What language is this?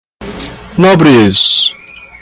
Portuguese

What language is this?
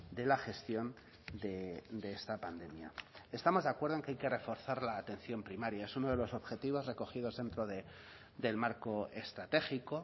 Spanish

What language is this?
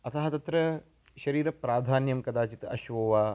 Sanskrit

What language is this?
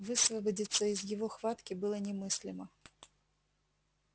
Russian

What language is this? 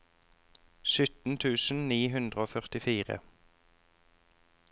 Norwegian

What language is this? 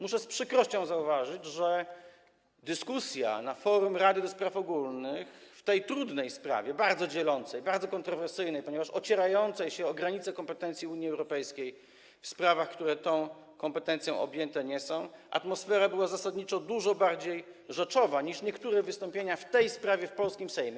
Polish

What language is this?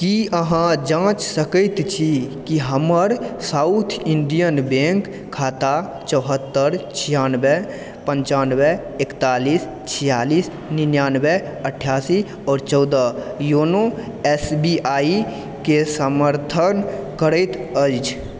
Maithili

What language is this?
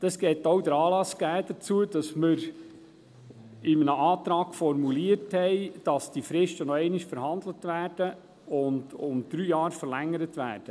Swiss German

